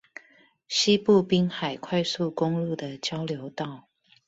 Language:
Chinese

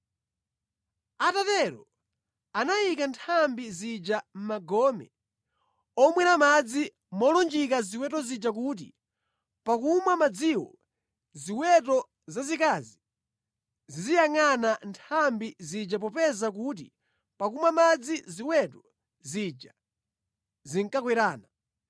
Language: Nyanja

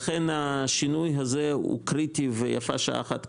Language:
Hebrew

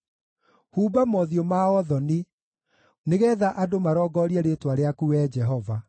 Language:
Kikuyu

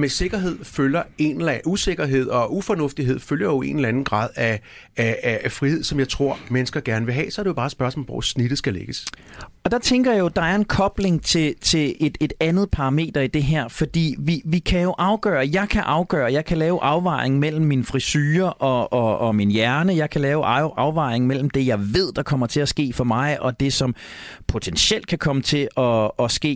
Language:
Danish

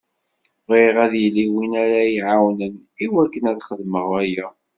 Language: Kabyle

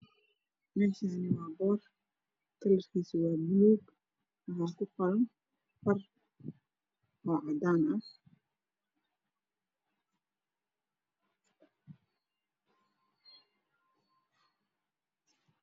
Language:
Somali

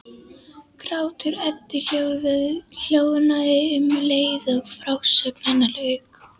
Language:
Icelandic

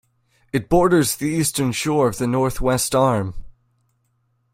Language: English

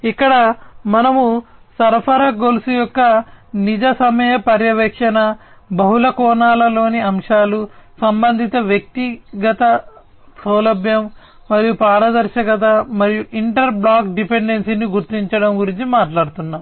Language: Telugu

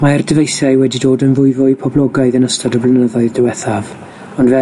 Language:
Welsh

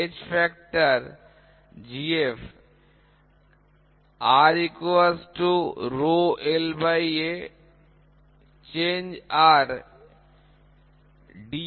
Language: Bangla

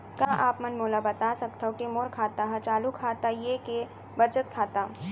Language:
Chhattisgarhi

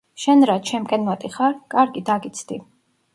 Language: Georgian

